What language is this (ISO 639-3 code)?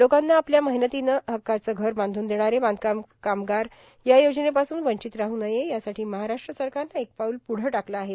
mar